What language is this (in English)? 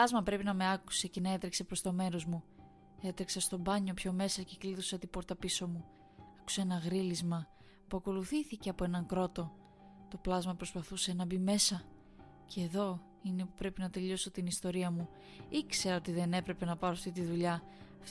Greek